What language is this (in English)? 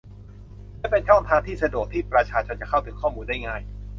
Thai